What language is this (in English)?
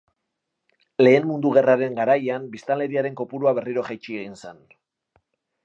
Basque